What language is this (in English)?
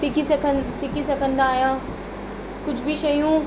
Sindhi